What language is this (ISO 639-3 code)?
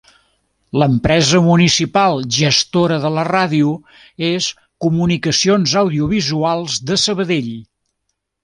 cat